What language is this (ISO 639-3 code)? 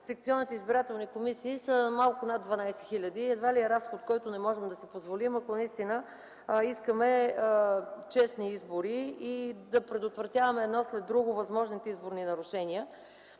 bul